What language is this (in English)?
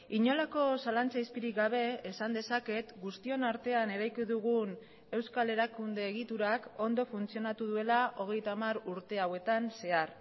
Basque